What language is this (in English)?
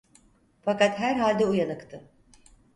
Turkish